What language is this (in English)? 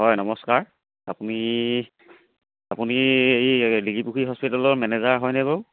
Assamese